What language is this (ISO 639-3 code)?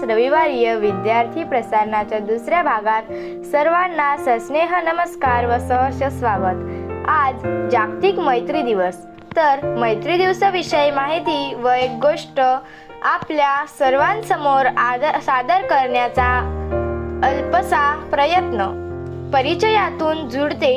mar